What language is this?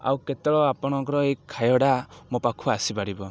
Odia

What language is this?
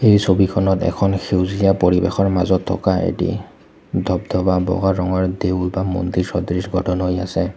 Assamese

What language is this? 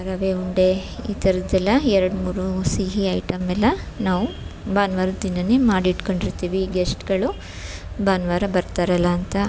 Kannada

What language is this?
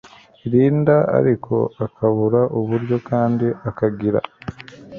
Kinyarwanda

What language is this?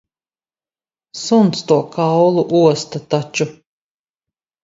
Latvian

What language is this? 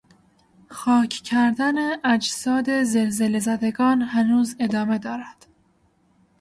Persian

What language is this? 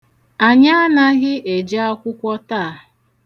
Igbo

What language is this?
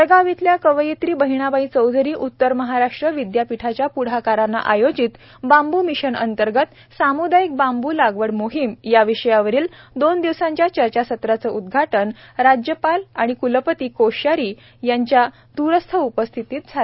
Marathi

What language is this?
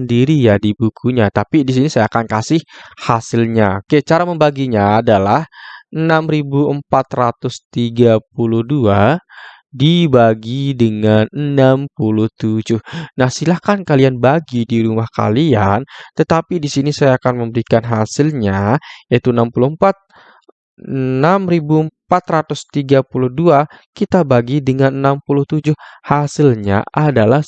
Indonesian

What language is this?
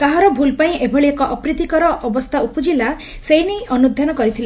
Odia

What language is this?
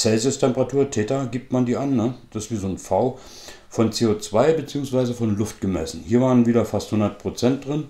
German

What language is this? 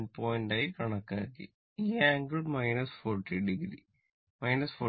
Malayalam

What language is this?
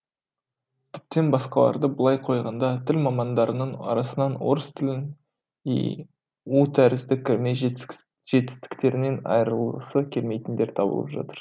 Kazakh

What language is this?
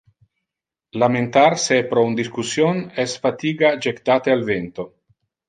Interlingua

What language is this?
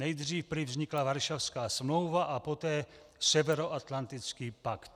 Czech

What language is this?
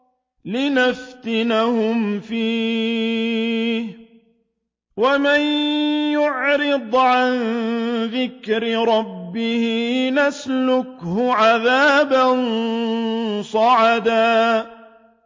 Arabic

